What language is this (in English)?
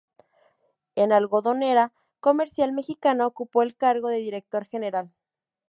Spanish